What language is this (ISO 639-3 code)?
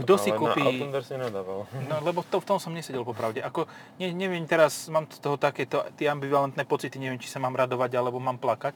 slk